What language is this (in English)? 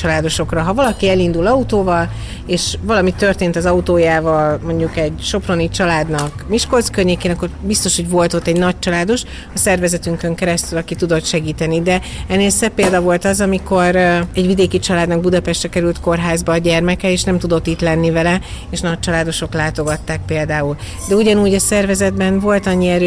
Hungarian